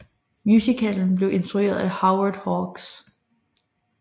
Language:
Danish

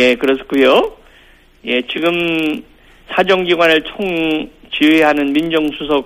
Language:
Korean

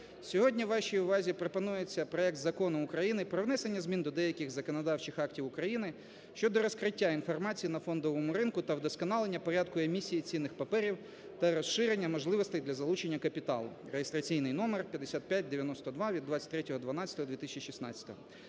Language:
Ukrainian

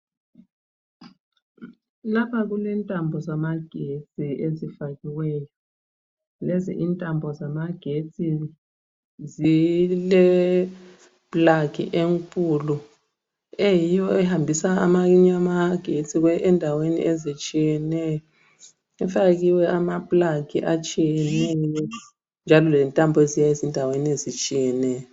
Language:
North Ndebele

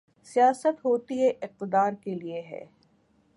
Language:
Urdu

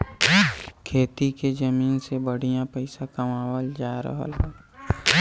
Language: Bhojpuri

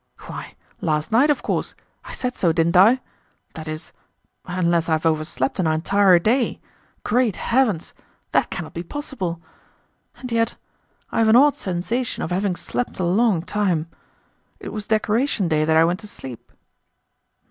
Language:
English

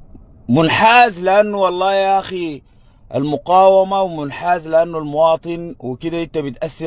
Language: Arabic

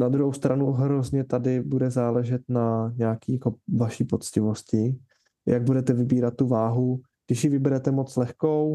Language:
Czech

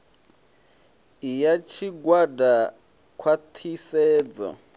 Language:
Venda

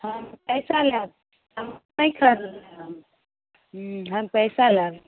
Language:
Maithili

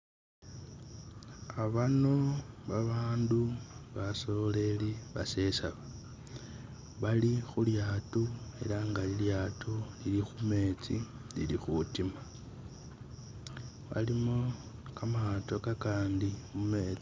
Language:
Masaaba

